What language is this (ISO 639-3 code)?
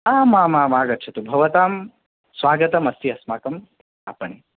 san